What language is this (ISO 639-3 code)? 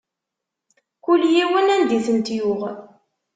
kab